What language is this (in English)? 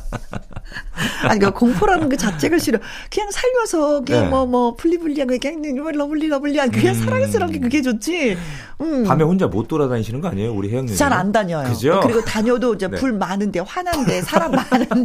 Korean